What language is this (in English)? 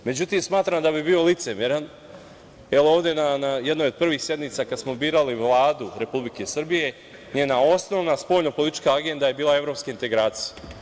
Serbian